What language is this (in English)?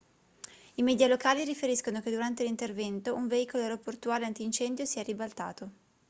Italian